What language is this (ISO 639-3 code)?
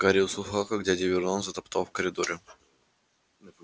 rus